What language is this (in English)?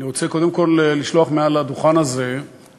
Hebrew